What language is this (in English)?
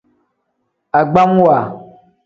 Tem